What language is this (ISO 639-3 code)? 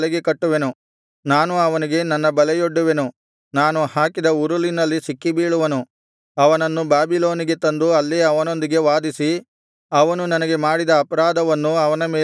kan